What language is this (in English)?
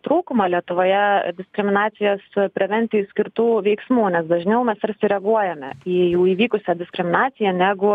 Lithuanian